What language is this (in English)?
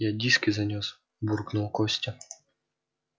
Russian